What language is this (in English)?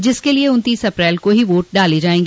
Hindi